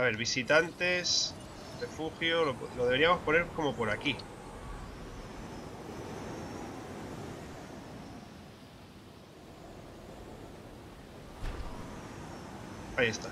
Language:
Spanish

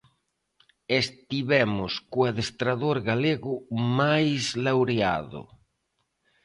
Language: Galician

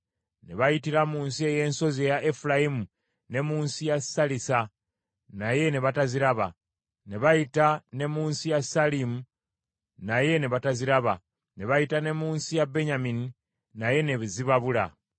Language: Ganda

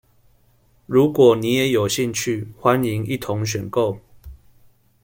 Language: Chinese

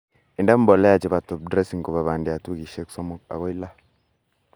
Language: Kalenjin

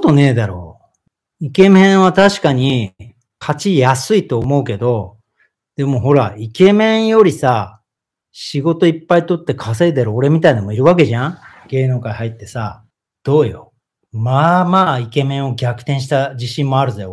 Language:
Japanese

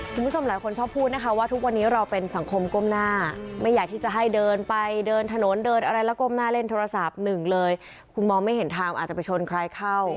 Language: Thai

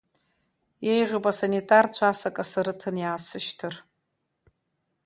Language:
Abkhazian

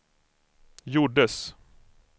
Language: Swedish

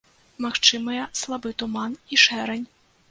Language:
Belarusian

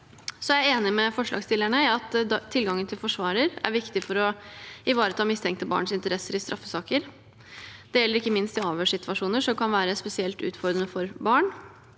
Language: Norwegian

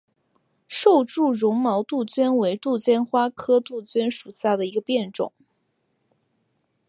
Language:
Chinese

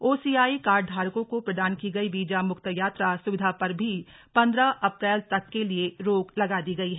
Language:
Hindi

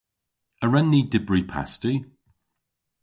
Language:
Cornish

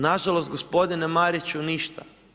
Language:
Croatian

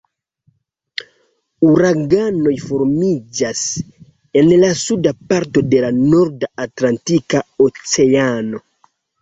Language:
Esperanto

